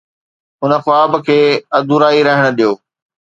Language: Sindhi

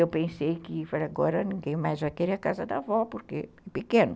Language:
Portuguese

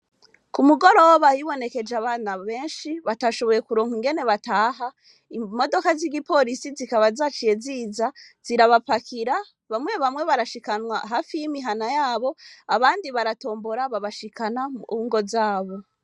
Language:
Rundi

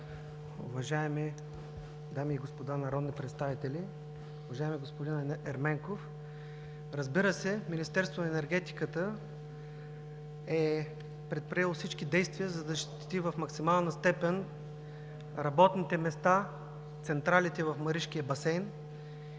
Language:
Bulgarian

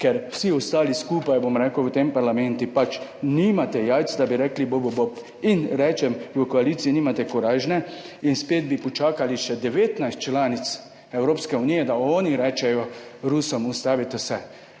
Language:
Slovenian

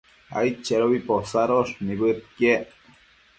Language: Matsés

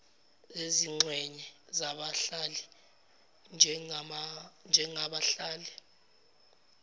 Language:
Zulu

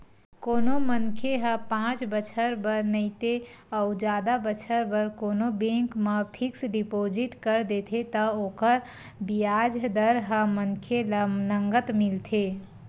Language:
Chhattisgarhi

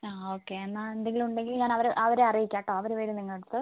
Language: Malayalam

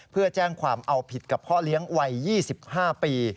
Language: Thai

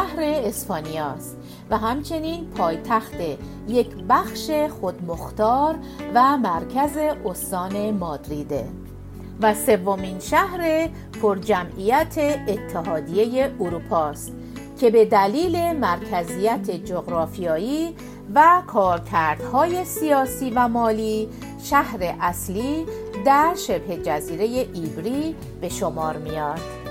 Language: Persian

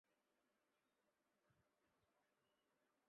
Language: Chinese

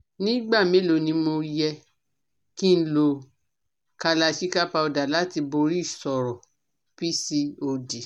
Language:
Yoruba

